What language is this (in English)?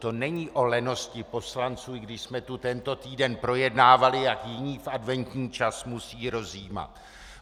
Czech